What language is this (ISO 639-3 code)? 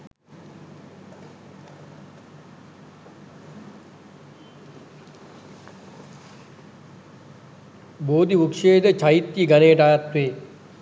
sin